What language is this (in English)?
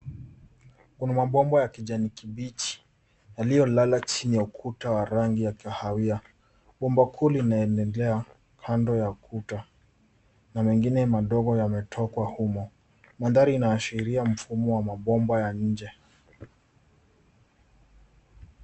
Swahili